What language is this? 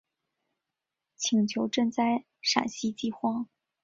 Chinese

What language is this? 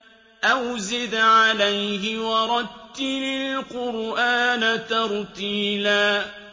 Arabic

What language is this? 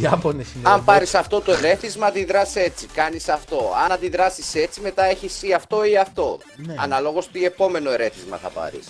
Greek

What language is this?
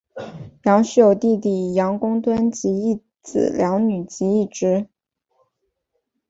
Chinese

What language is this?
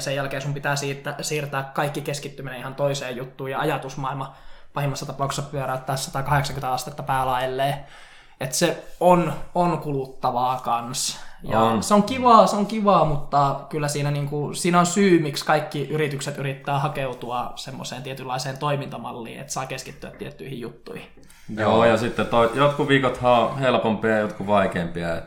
Finnish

